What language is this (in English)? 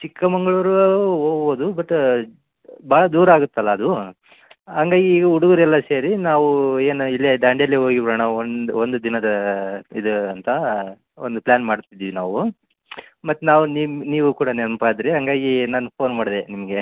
Kannada